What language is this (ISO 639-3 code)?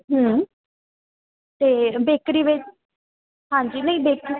pan